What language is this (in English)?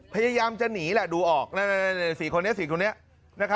Thai